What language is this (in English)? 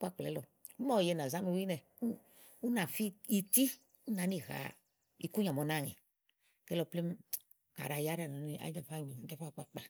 Igo